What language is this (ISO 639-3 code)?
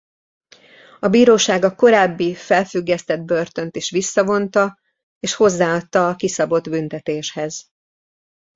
hun